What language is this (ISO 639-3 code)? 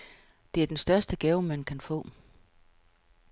dan